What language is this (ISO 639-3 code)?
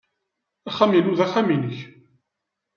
kab